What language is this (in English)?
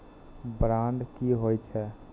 Maithili